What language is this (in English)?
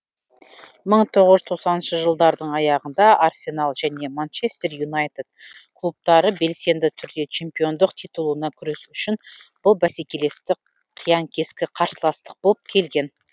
Kazakh